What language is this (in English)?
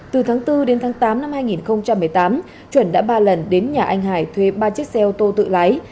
Vietnamese